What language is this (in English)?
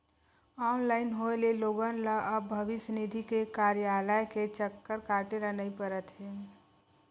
Chhattisgarhi